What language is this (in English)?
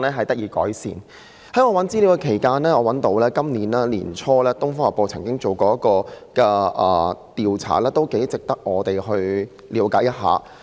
Cantonese